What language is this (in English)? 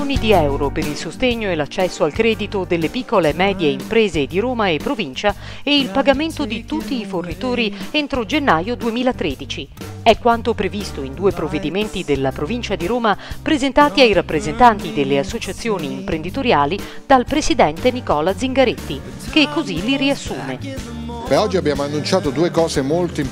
Italian